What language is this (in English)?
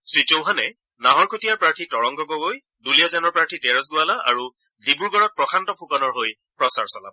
Assamese